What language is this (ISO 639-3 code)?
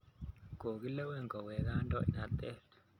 kln